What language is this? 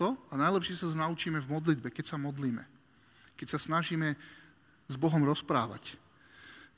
Slovak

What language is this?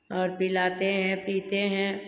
Hindi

